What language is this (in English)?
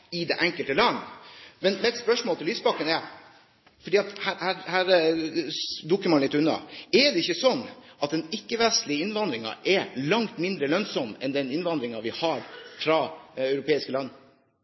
Norwegian Bokmål